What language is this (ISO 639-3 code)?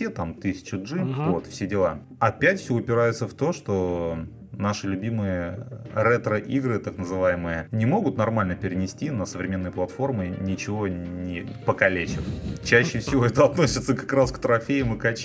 rus